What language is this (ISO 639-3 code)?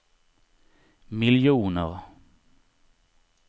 swe